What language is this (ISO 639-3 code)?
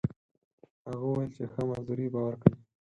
pus